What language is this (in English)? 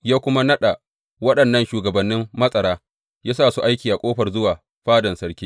Hausa